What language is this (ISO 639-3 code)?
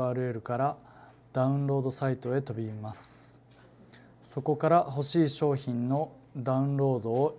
jpn